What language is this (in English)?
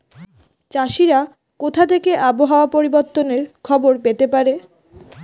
Bangla